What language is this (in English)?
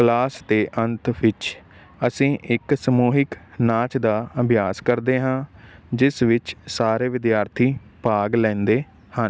Punjabi